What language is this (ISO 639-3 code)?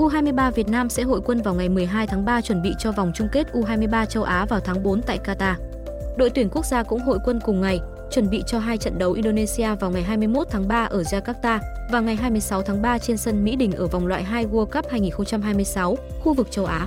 vie